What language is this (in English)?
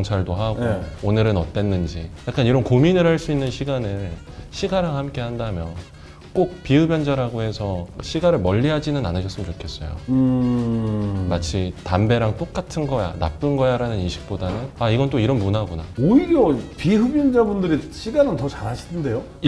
Korean